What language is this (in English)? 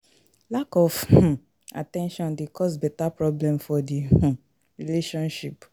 Nigerian Pidgin